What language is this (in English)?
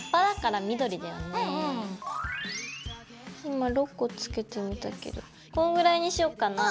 Japanese